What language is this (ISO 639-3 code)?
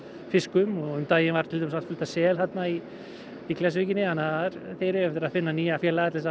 isl